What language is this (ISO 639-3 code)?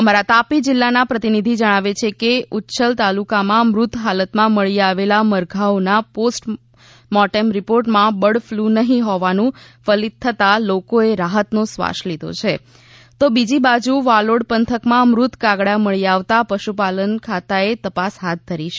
guj